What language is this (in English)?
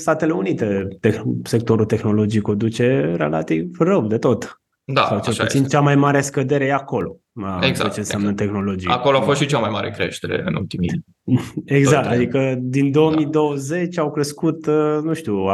Romanian